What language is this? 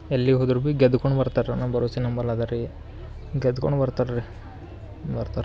Kannada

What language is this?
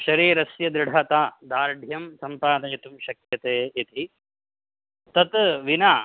Sanskrit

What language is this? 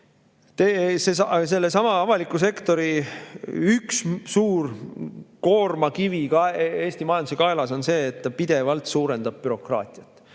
Estonian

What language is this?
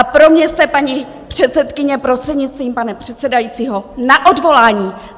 Czech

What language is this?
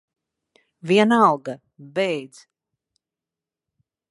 Latvian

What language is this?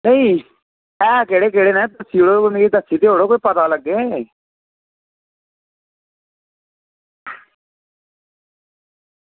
Dogri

